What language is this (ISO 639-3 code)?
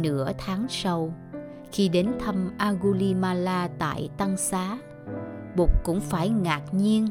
vie